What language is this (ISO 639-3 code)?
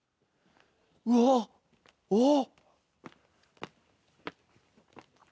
jpn